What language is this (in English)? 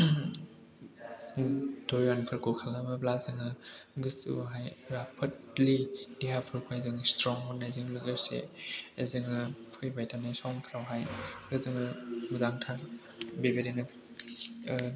Bodo